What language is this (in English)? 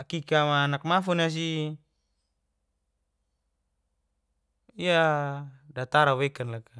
Geser-Gorom